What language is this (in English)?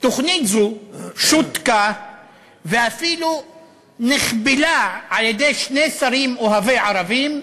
Hebrew